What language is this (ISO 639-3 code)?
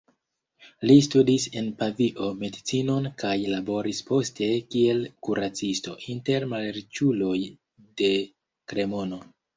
epo